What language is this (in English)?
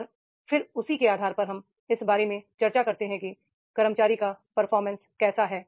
Hindi